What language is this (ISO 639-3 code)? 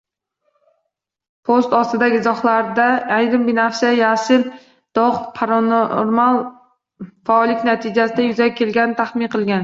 uzb